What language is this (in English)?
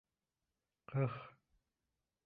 Bashkir